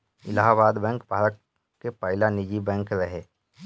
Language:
Bhojpuri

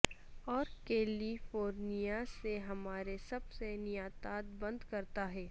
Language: Urdu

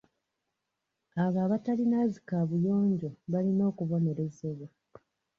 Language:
Ganda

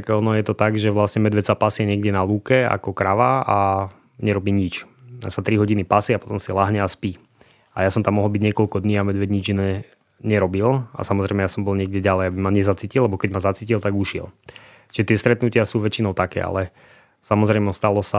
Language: Slovak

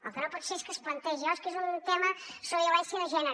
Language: Catalan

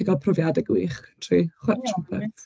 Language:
Welsh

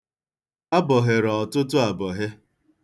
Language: Igbo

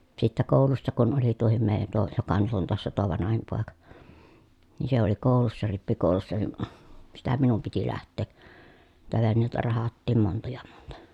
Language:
Finnish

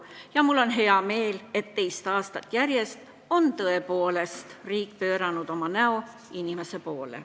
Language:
Estonian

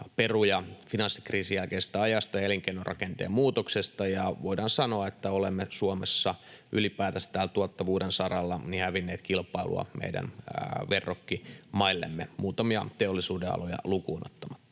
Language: Finnish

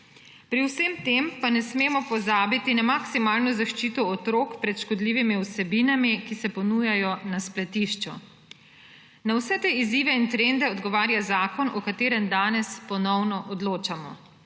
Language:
Slovenian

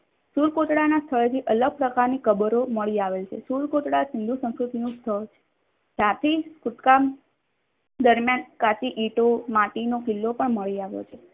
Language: Gujarati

